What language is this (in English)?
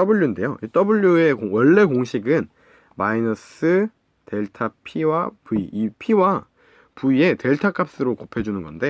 Korean